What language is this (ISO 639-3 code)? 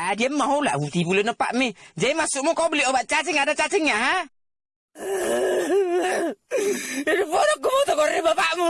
ind